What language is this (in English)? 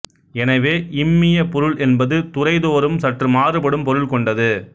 Tamil